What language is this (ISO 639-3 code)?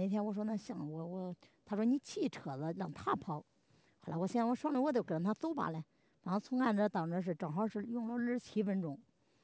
zho